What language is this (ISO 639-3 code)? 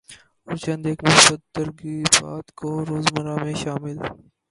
urd